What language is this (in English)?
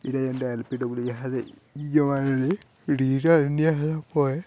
Odia